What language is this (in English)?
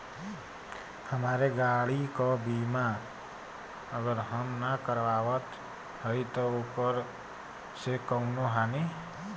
Bhojpuri